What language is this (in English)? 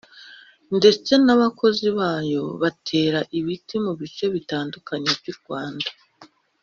Kinyarwanda